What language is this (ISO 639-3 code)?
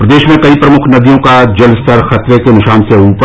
hin